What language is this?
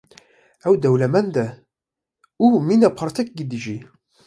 Kurdish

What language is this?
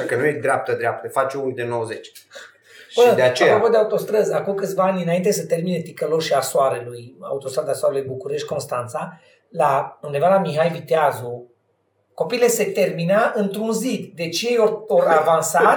Romanian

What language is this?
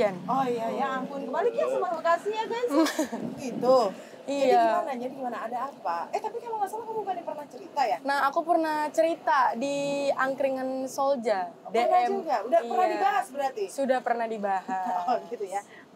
Indonesian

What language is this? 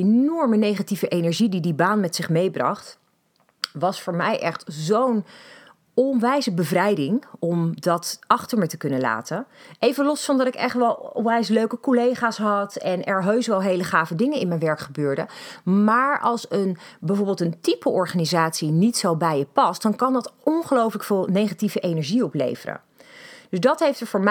Dutch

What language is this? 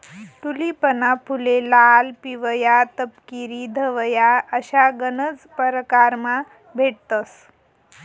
Marathi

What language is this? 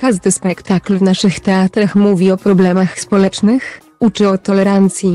Polish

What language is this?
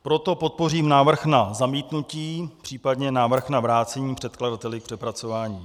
Czech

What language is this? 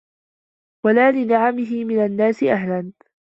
Arabic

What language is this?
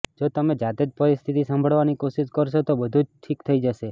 Gujarati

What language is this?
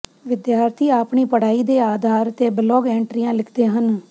Punjabi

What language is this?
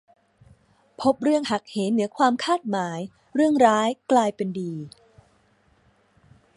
Thai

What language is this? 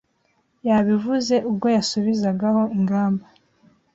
Kinyarwanda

